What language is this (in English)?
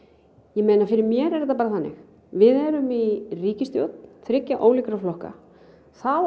Icelandic